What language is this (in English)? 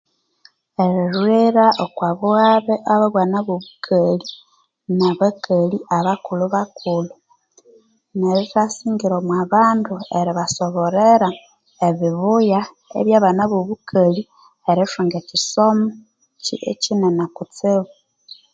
Konzo